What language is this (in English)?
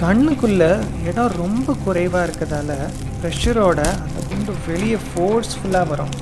Tamil